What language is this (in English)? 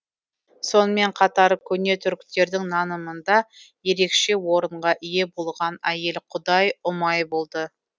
Kazakh